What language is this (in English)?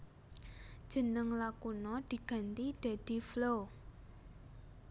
Javanese